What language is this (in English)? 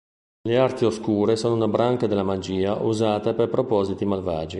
Italian